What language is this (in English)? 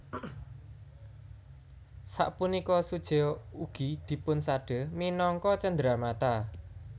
Javanese